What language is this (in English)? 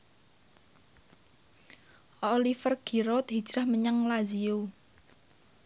Javanese